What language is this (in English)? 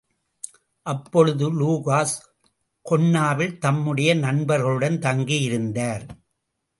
Tamil